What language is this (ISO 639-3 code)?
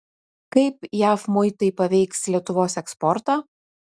lit